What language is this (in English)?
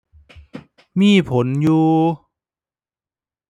Thai